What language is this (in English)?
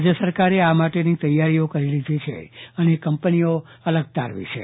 Gujarati